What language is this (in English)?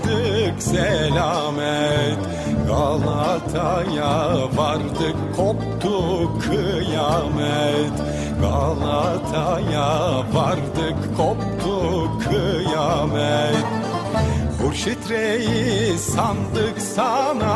Turkish